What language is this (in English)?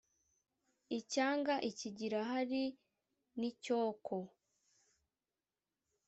Kinyarwanda